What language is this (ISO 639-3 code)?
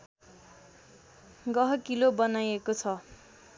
nep